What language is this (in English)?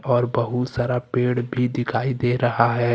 Hindi